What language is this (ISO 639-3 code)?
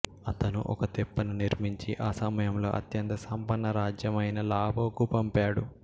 tel